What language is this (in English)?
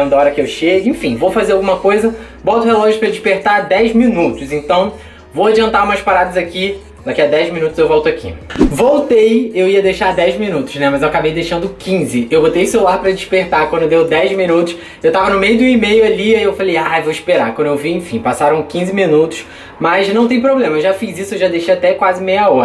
Portuguese